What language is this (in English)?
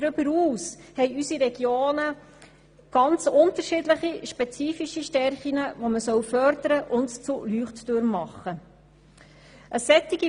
Swiss German